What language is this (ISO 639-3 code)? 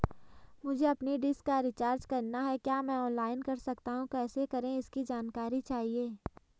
hin